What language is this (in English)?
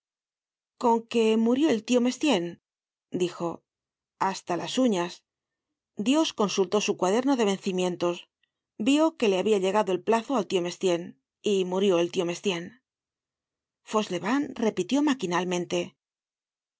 Spanish